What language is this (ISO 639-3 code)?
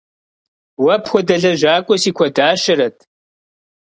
kbd